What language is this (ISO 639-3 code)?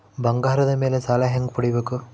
kan